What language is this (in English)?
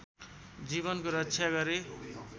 Nepali